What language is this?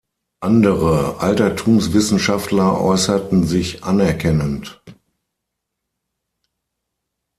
German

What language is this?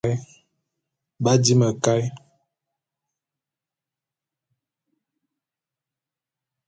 Bulu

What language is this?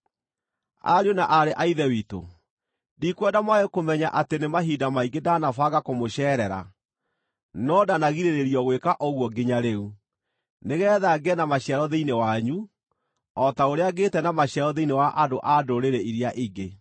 Kikuyu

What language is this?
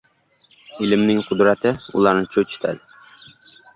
Uzbek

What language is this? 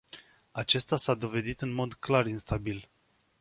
Romanian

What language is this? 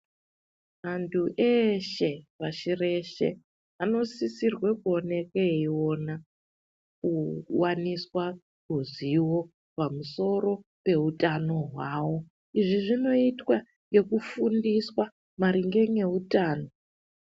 Ndau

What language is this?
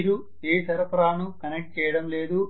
Telugu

